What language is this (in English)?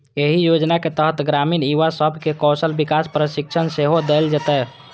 Maithili